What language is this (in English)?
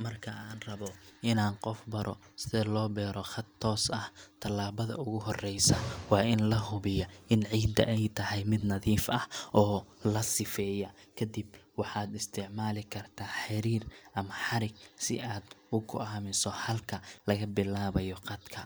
Somali